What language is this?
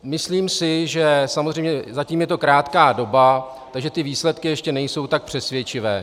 Czech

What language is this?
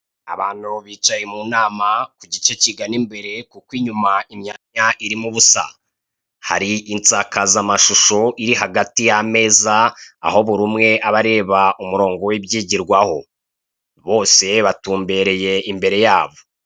Kinyarwanda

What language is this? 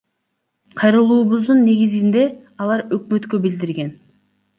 Kyrgyz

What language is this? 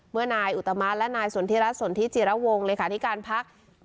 Thai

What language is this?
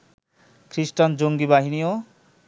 Bangla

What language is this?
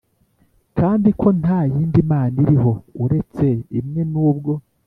Kinyarwanda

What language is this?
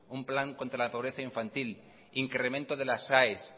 Spanish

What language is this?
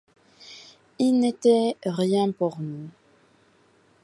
French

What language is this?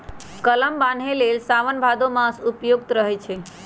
Magahi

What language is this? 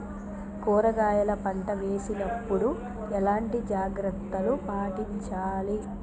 Telugu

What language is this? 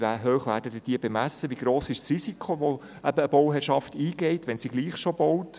Swiss German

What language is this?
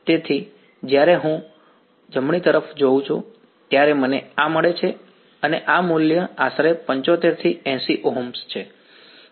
Gujarati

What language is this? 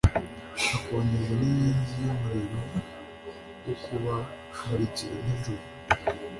Kinyarwanda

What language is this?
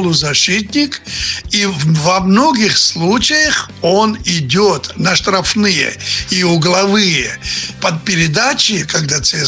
Russian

